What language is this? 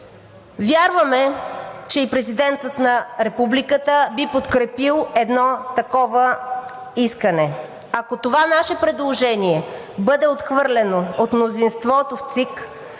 Bulgarian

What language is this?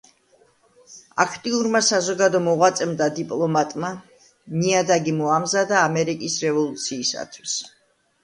Georgian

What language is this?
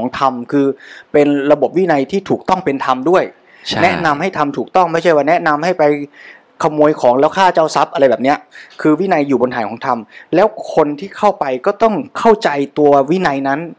Thai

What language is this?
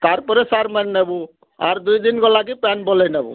Odia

